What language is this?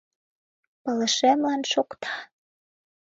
Mari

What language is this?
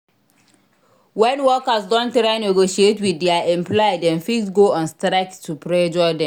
Nigerian Pidgin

